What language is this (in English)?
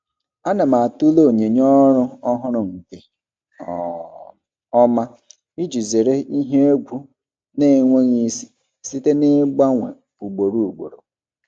Igbo